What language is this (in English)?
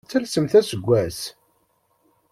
Kabyle